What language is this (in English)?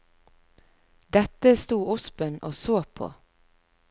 Norwegian